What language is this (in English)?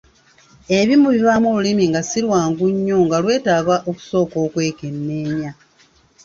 Ganda